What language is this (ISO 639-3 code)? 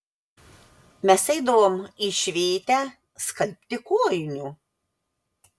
lit